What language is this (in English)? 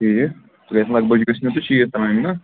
Kashmiri